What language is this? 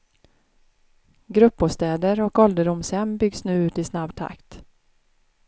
Swedish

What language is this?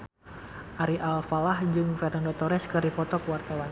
Sundanese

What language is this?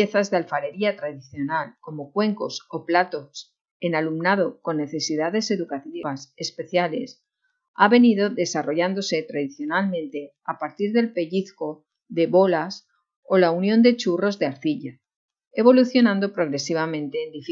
Spanish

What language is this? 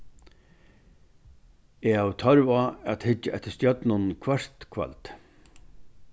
Faroese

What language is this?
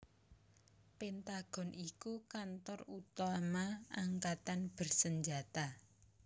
Javanese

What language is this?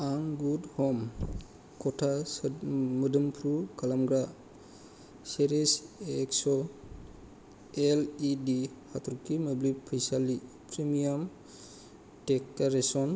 Bodo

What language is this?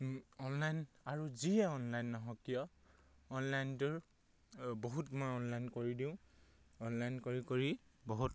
Assamese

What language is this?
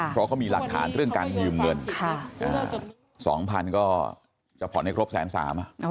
Thai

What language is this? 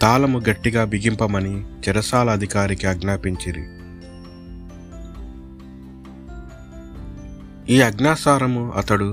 Telugu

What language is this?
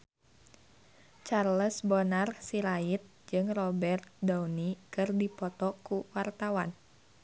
Sundanese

